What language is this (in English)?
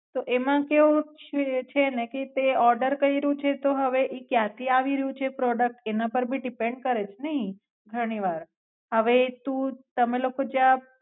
Gujarati